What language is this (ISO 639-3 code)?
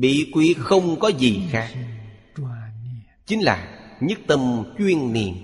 vie